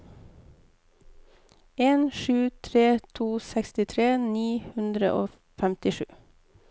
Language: Norwegian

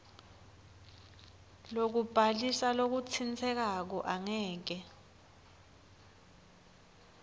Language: Swati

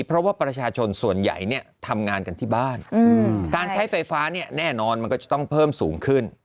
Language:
Thai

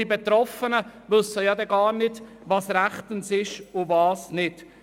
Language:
Swiss German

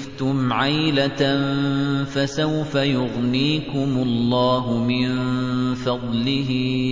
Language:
Arabic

